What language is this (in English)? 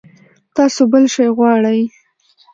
Pashto